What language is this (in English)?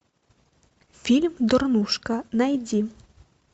Russian